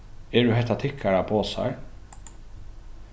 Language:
Faroese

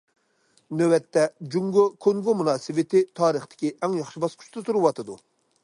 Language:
Uyghur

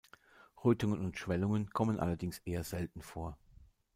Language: German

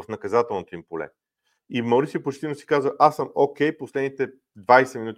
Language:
Bulgarian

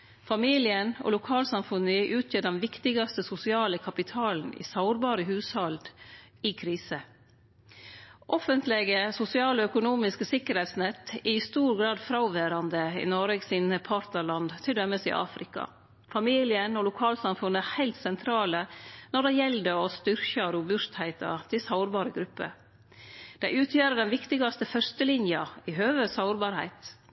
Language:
Norwegian Nynorsk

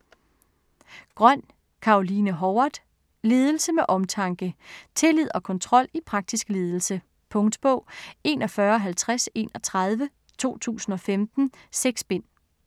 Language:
Danish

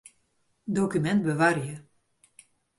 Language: Western Frisian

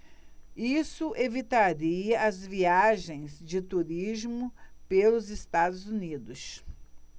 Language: Portuguese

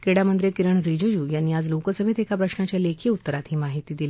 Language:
Marathi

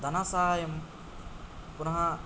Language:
Sanskrit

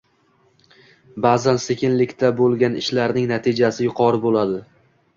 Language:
Uzbek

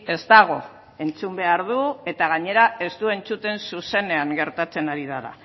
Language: Basque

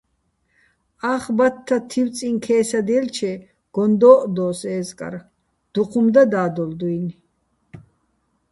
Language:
Bats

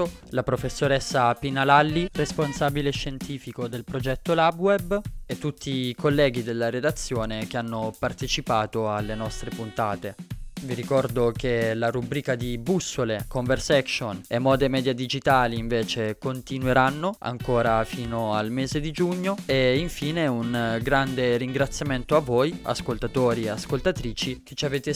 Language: Italian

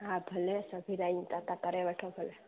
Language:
Sindhi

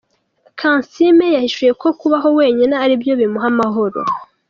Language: Kinyarwanda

